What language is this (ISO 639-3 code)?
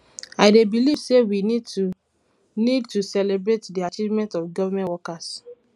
pcm